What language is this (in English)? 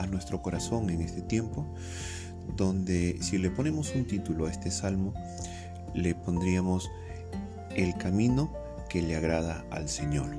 Spanish